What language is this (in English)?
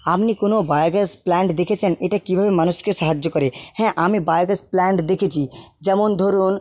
Bangla